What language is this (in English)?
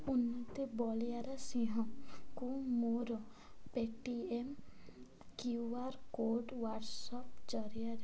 Odia